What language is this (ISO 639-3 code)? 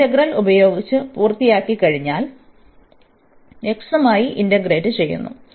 mal